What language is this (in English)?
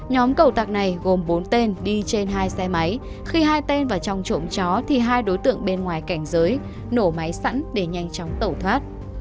Vietnamese